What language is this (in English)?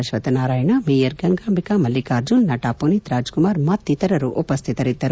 Kannada